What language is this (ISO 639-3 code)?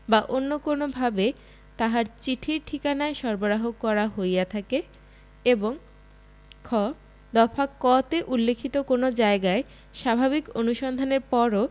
ben